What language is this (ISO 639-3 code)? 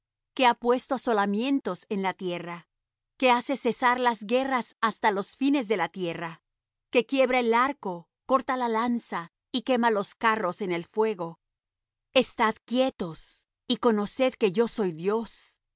spa